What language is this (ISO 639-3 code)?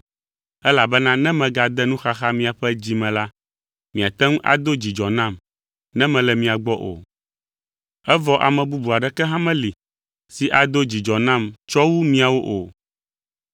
ewe